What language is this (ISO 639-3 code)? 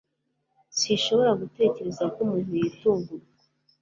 kin